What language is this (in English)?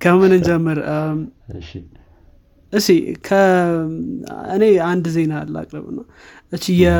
Amharic